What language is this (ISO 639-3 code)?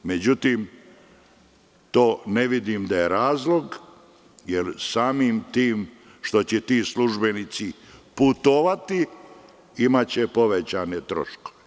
srp